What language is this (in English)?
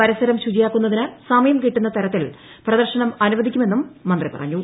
Malayalam